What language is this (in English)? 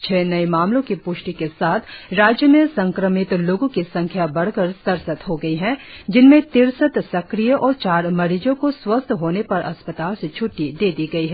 Hindi